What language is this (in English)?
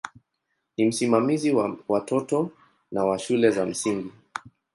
Swahili